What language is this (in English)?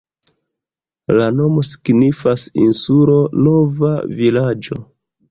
Esperanto